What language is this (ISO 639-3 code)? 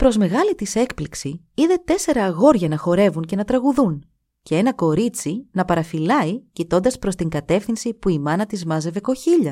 ell